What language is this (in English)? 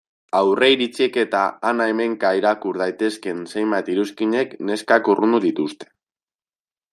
Basque